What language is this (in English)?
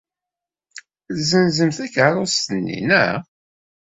Kabyle